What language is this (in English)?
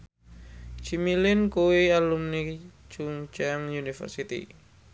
Javanese